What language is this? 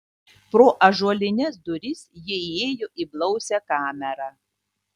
Lithuanian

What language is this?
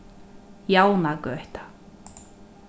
Faroese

